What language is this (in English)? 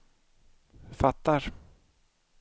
Swedish